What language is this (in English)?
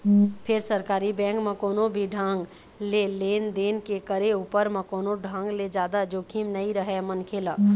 Chhattisgarhi